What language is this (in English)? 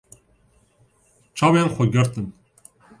Kurdish